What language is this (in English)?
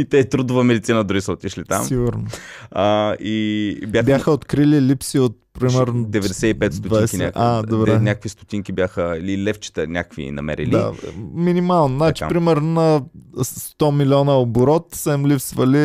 Bulgarian